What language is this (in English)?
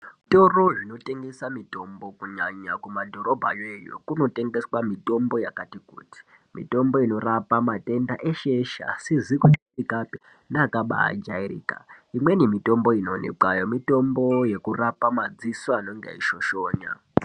Ndau